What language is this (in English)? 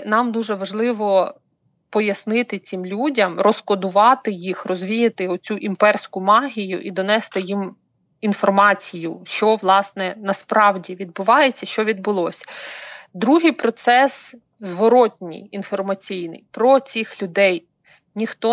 Ukrainian